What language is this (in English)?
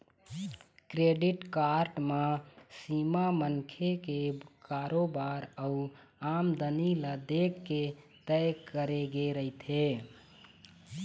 Chhattisgarhi